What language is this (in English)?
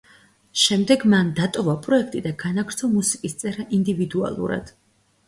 Georgian